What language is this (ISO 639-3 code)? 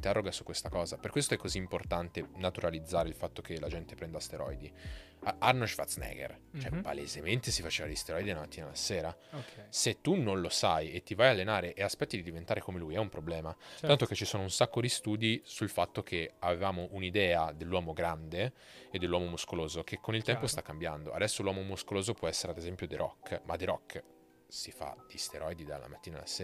ita